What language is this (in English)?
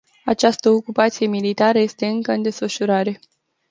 Romanian